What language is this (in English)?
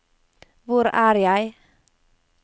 Norwegian